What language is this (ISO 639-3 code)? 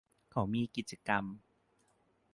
tha